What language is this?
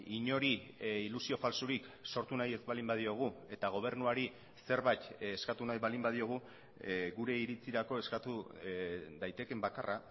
Basque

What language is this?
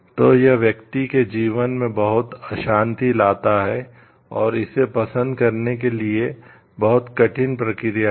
Hindi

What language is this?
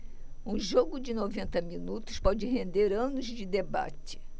Portuguese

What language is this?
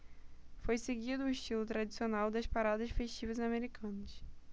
Portuguese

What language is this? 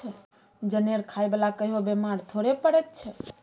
Maithili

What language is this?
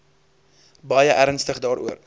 Afrikaans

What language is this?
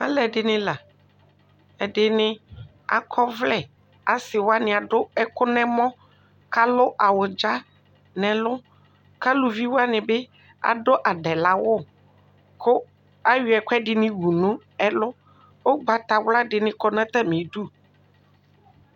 Ikposo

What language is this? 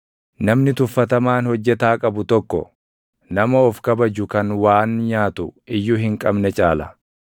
Oromo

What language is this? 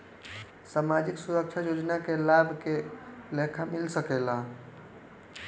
Bhojpuri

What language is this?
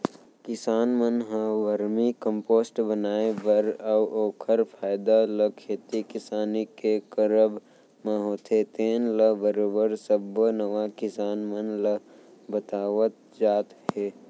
Chhattisgarhi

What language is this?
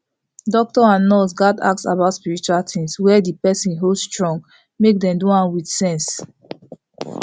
Nigerian Pidgin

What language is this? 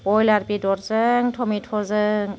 Bodo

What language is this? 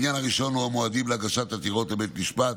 Hebrew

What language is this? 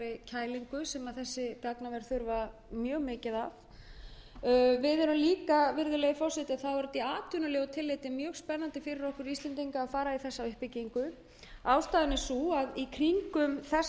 Icelandic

